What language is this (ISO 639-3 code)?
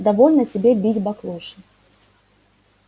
rus